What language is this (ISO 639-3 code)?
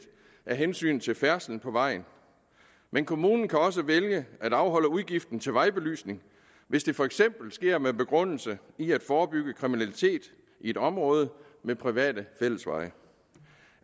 dan